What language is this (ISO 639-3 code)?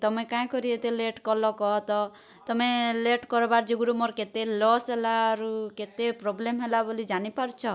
ori